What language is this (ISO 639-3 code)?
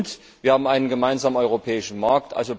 deu